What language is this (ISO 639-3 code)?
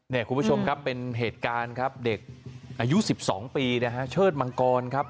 tha